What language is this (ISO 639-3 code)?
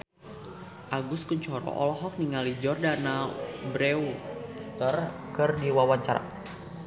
sun